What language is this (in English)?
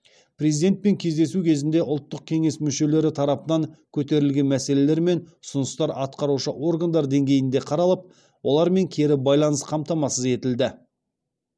Kazakh